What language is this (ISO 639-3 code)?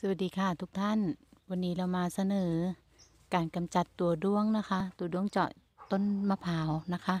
tha